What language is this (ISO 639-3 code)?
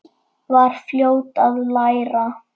isl